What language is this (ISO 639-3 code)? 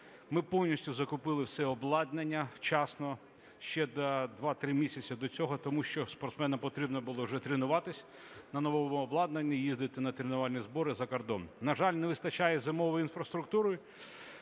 ukr